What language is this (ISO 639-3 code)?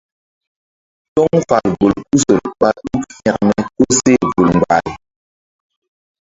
mdd